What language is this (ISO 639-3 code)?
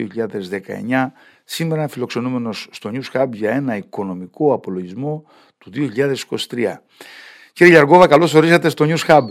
ell